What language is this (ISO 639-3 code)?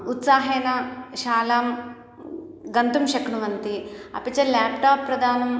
san